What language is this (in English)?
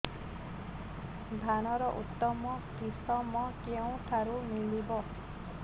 Odia